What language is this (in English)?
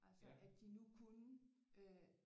Danish